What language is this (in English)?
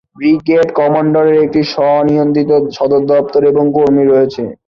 Bangla